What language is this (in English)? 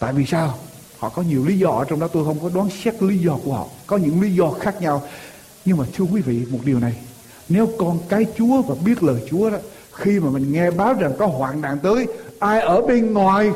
Vietnamese